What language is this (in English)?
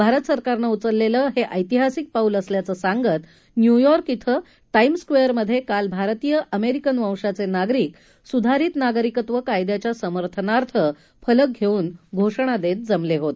Marathi